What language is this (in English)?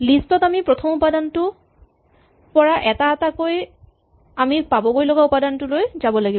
Assamese